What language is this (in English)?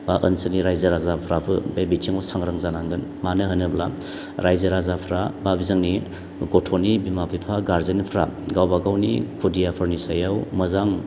Bodo